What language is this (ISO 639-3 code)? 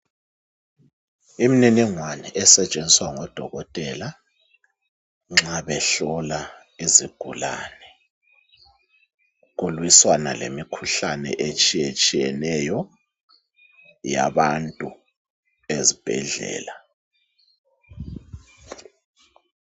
nde